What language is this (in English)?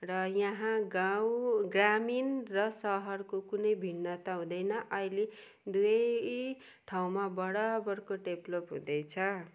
Nepali